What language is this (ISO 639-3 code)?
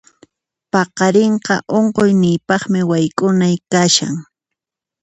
qxp